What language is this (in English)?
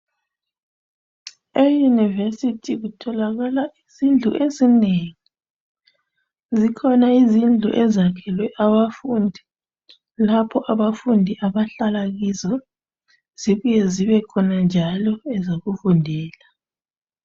North Ndebele